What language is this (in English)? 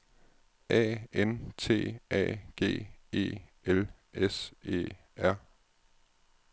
Danish